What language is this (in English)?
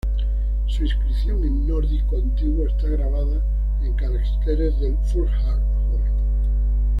Spanish